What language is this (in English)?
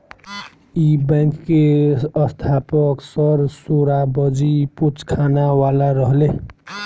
Bhojpuri